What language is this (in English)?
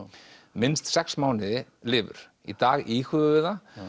Icelandic